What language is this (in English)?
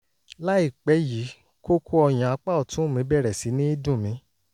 Yoruba